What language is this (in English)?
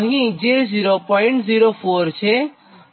Gujarati